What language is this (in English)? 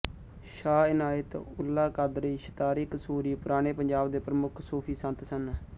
Punjabi